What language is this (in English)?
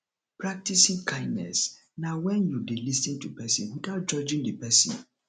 Nigerian Pidgin